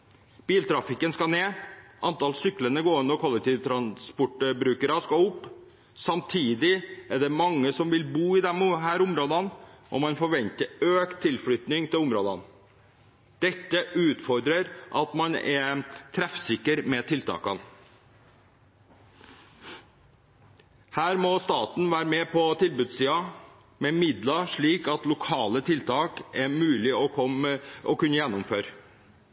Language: Norwegian Bokmål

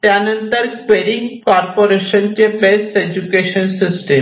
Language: Marathi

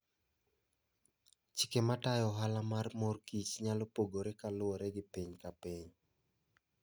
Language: Luo (Kenya and Tanzania)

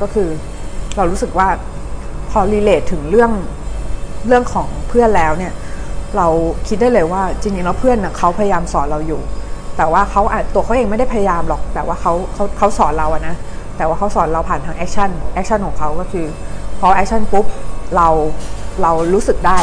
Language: Thai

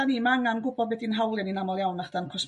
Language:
Welsh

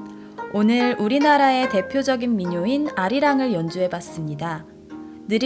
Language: Korean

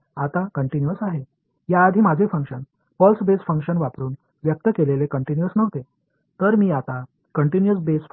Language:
Tamil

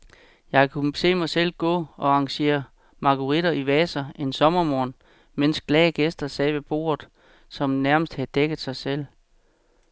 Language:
Danish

